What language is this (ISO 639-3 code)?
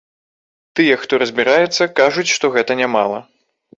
bel